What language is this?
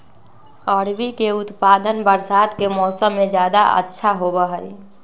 Magahi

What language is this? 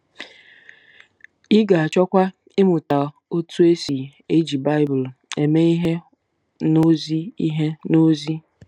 Igbo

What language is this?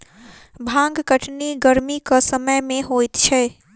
Maithili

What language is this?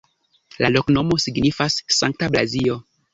Esperanto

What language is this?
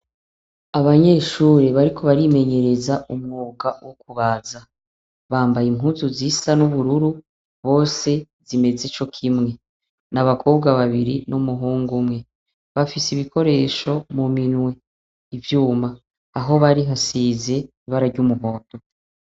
Rundi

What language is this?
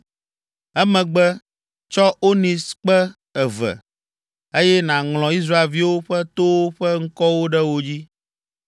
Ewe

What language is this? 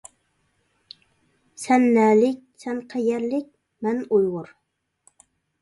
Uyghur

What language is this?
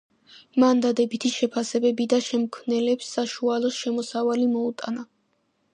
Georgian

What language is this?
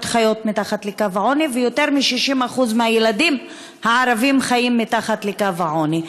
Hebrew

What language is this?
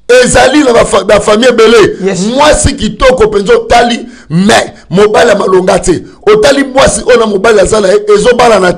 French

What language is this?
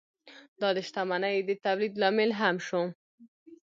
Pashto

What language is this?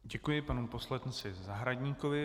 Czech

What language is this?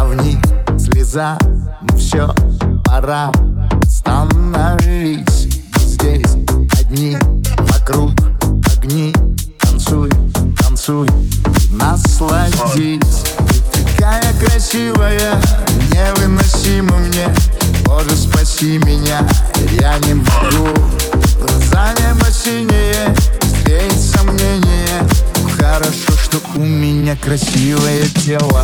Russian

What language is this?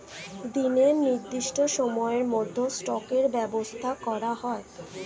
Bangla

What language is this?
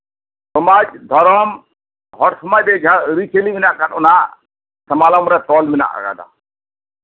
Santali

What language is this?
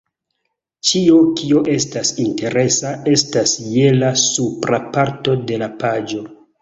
Esperanto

